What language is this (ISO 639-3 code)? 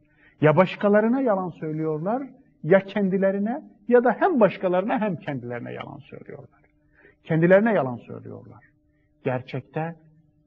tur